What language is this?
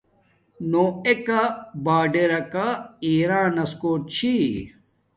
Domaaki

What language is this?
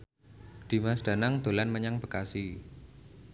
Javanese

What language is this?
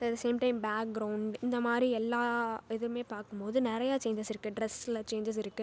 Tamil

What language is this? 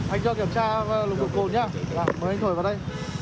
Vietnamese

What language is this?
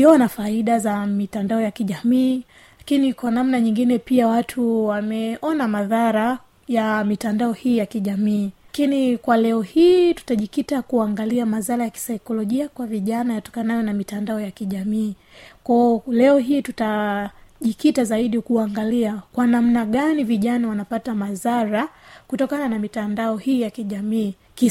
Swahili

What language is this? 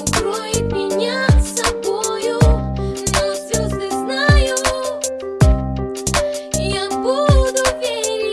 Dutch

